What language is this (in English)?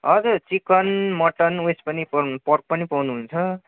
Nepali